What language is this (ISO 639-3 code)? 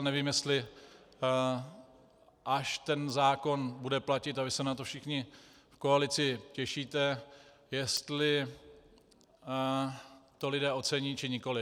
ces